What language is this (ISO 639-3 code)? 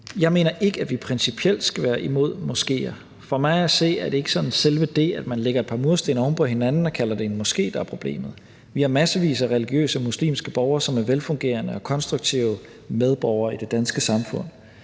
dan